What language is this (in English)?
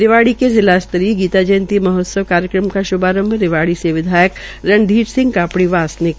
Hindi